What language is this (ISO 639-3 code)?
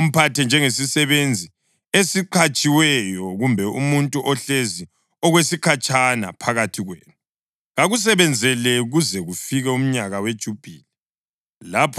nde